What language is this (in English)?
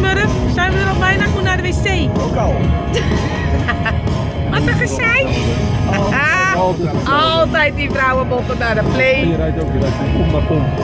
Dutch